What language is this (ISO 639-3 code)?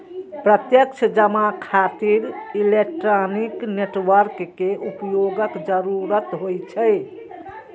mai